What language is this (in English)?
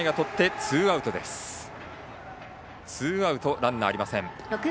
Japanese